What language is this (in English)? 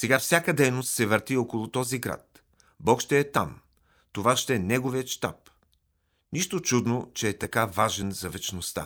Bulgarian